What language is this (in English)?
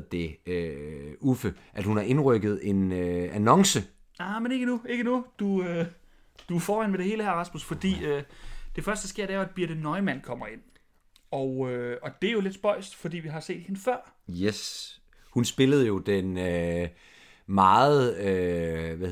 Danish